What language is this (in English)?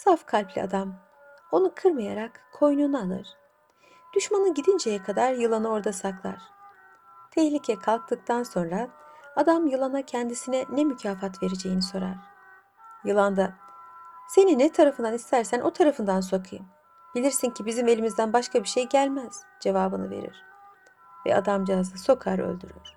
Turkish